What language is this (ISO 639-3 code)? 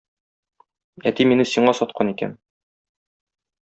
tat